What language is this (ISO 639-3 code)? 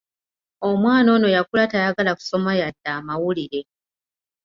lug